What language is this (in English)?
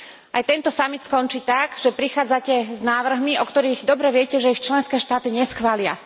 Slovak